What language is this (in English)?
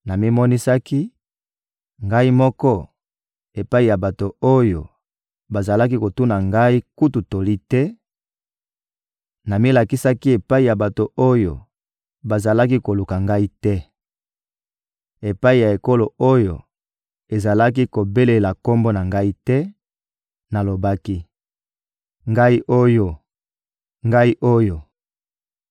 Lingala